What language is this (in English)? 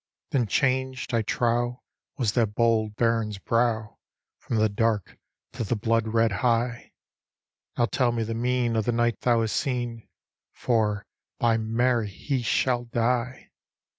English